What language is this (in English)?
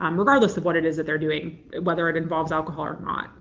English